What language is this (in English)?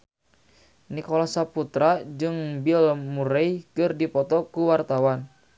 Sundanese